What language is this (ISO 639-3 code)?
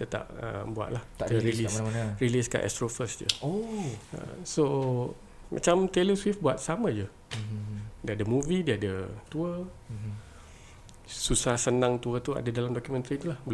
msa